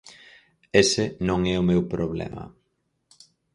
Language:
Galician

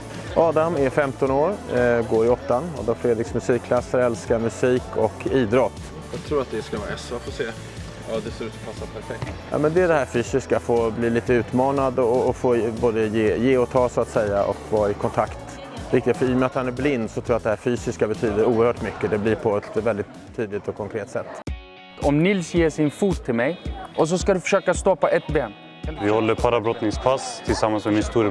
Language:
Swedish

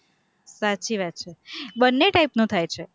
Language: Gujarati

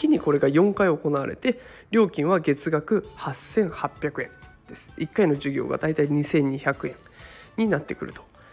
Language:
Japanese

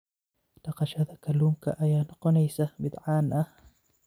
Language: Somali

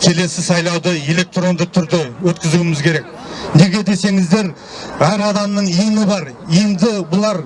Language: Turkish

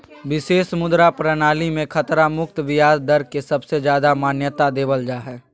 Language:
Magahi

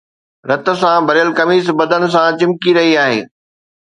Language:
Sindhi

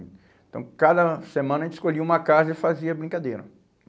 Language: Portuguese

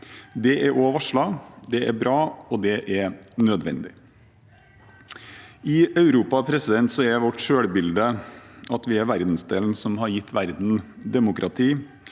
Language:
Norwegian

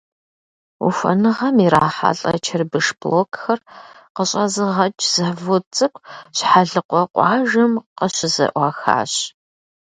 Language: Kabardian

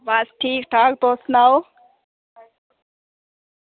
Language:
Dogri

